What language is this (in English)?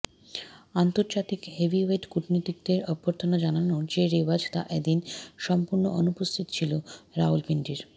Bangla